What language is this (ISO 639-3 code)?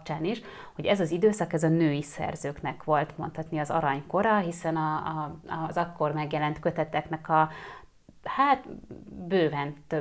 hun